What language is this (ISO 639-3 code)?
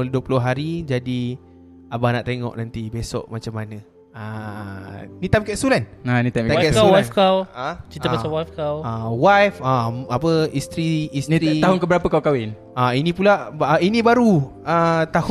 msa